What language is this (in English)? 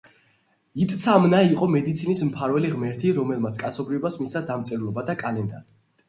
Georgian